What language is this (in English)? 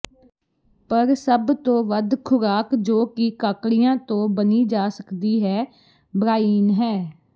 Punjabi